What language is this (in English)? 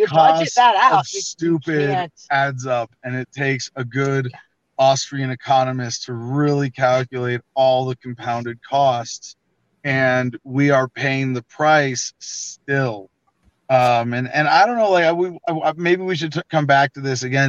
English